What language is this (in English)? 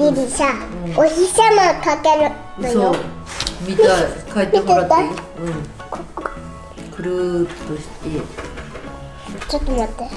Japanese